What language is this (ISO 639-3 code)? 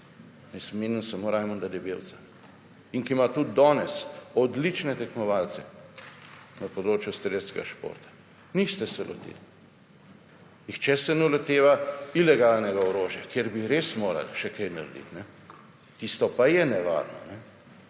slv